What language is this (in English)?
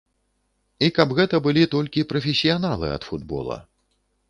Belarusian